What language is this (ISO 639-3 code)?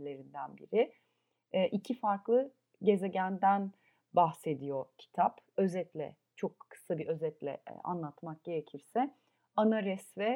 tur